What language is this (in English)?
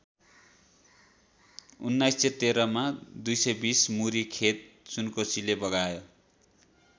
Nepali